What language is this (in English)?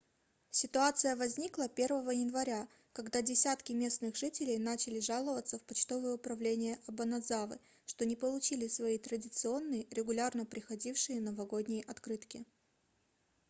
Russian